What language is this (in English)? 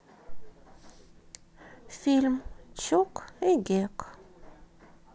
Russian